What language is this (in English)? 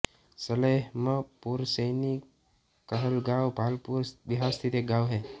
Hindi